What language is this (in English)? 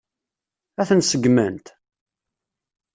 Kabyle